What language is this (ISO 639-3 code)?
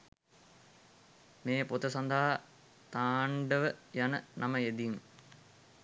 sin